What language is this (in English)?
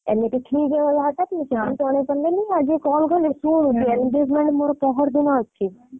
Odia